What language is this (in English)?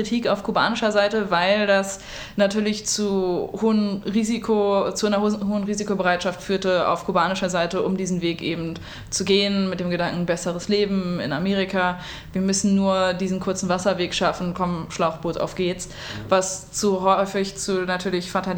German